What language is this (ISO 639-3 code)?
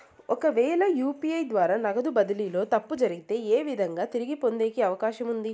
tel